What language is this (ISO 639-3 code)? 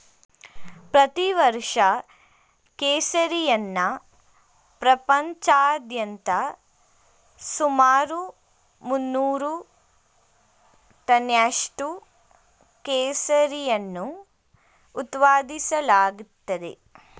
kan